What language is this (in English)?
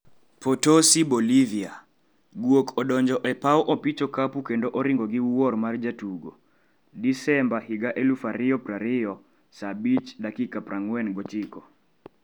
Luo (Kenya and Tanzania)